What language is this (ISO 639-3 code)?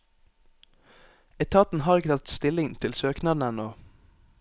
nor